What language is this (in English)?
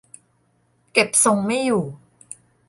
Thai